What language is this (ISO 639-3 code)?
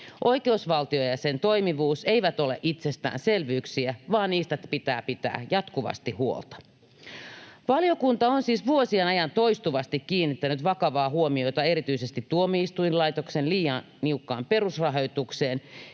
fin